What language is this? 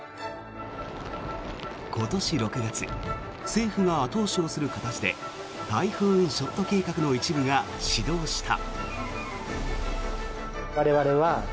Japanese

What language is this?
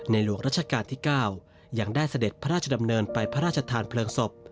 Thai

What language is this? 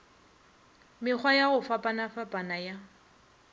Northern Sotho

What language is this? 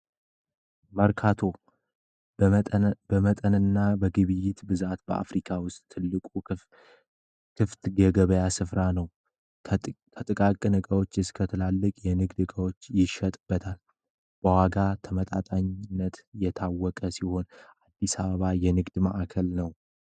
Amharic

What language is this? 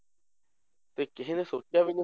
Punjabi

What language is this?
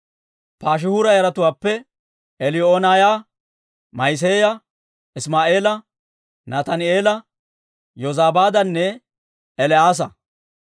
Dawro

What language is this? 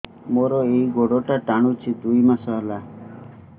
Odia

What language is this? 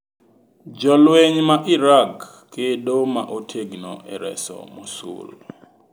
Luo (Kenya and Tanzania)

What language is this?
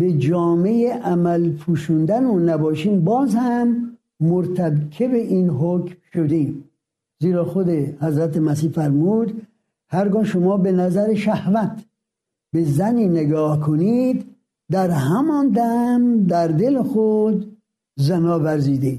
Persian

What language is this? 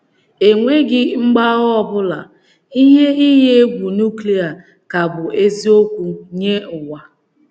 Igbo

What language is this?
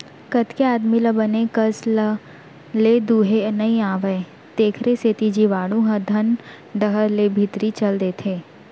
Chhattisgarhi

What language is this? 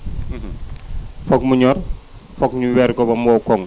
Wolof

